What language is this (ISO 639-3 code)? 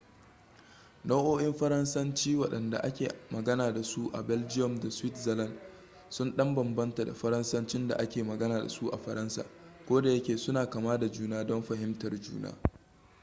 hau